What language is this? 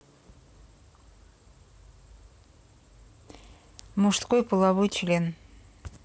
Russian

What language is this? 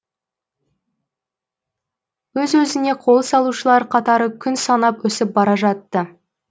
Kazakh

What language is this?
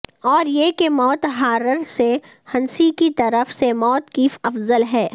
Urdu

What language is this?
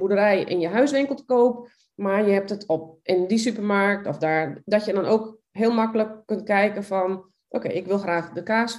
Dutch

